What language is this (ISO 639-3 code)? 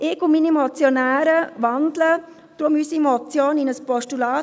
gsw